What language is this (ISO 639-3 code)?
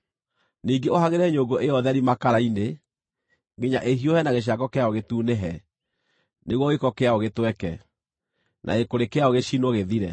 kik